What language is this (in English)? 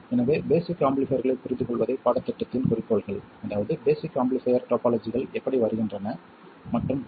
Tamil